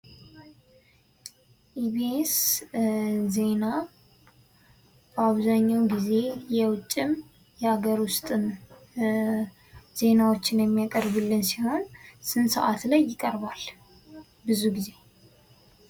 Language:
Amharic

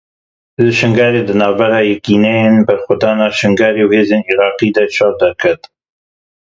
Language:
Kurdish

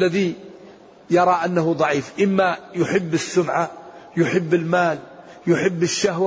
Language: Arabic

